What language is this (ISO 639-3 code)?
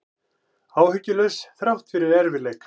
isl